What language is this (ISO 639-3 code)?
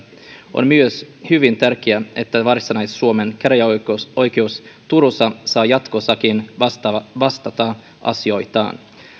fin